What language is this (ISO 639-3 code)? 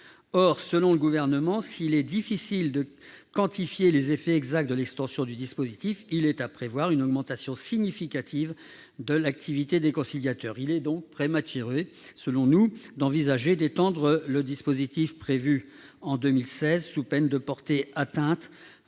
fra